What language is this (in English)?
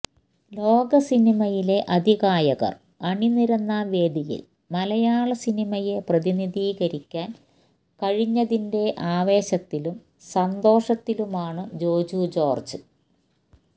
Malayalam